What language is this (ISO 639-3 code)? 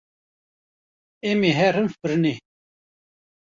kur